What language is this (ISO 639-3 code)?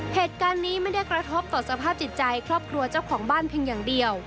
tha